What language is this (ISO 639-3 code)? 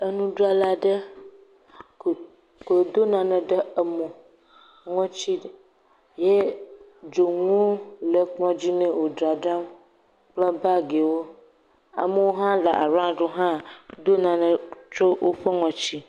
ewe